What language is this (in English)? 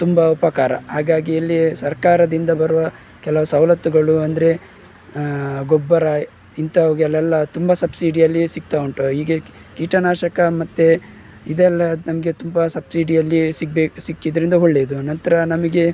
Kannada